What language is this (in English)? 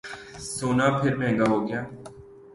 Urdu